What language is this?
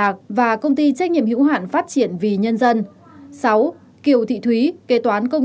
Vietnamese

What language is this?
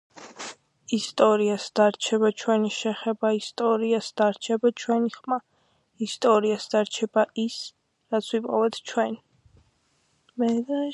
Georgian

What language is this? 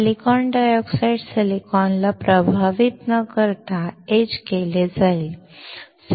Marathi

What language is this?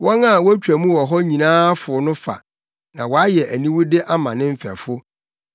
Akan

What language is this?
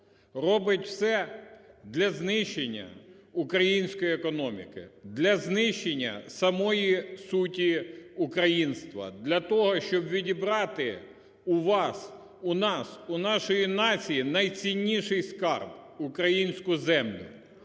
Ukrainian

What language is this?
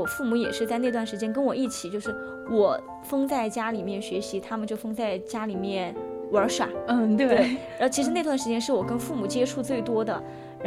Chinese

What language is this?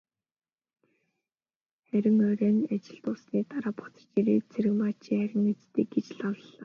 Mongolian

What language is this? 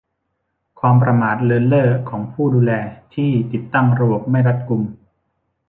Thai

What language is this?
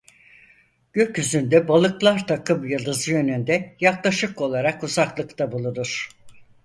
Turkish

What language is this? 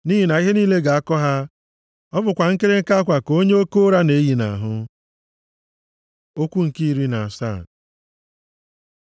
Igbo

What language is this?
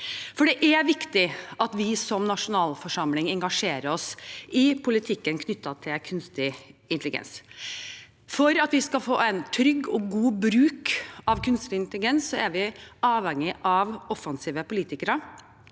Norwegian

